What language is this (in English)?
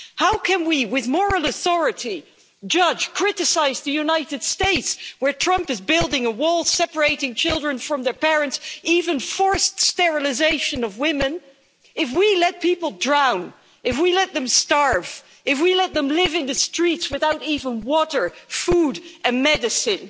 English